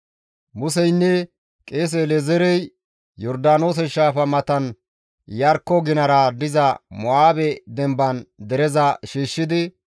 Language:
Gamo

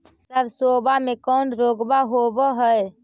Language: Magahi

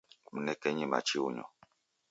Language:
Taita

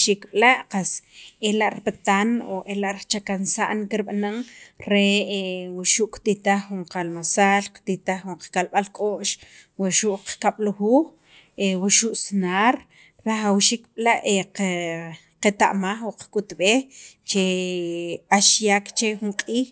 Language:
Sacapulteco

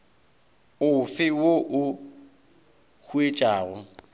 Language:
Northern Sotho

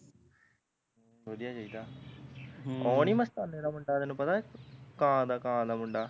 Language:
Punjabi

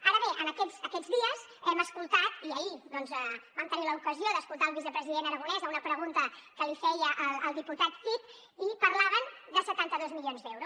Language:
Catalan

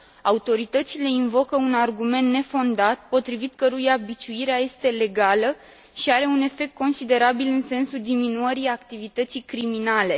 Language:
Romanian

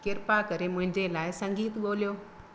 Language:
Sindhi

